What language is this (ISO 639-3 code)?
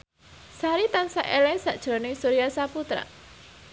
jav